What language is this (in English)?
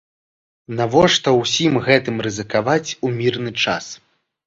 Belarusian